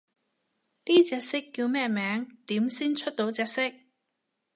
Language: Cantonese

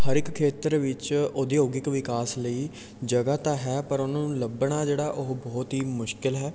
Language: Punjabi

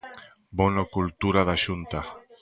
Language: Galician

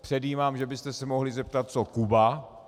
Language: Czech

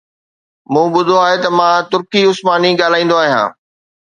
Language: Sindhi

